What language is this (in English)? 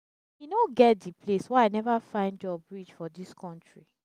Nigerian Pidgin